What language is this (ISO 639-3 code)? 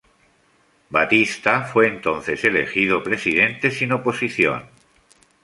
spa